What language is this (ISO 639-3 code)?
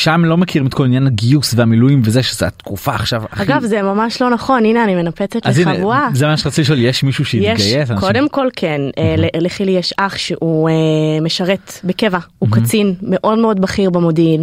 heb